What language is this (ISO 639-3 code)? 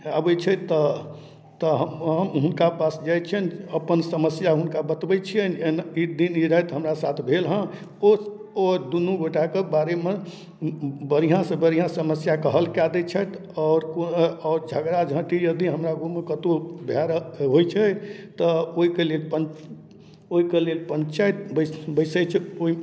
mai